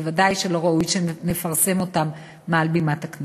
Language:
Hebrew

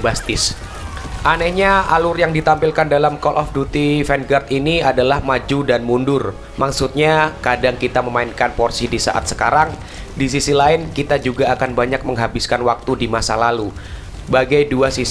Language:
Indonesian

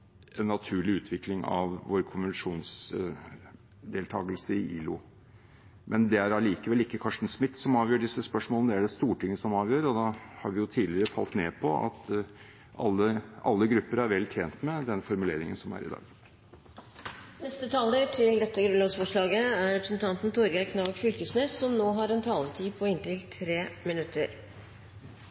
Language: Norwegian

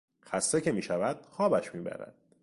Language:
Persian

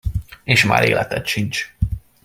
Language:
Hungarian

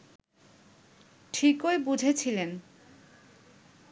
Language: Bangla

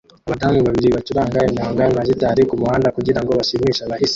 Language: Kinyarwanda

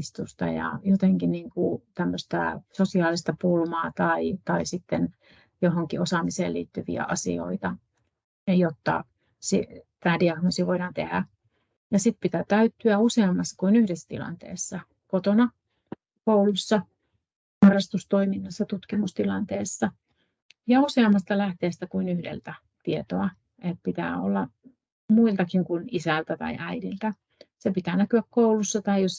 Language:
Finnish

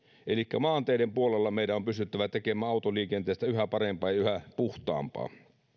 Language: Finnish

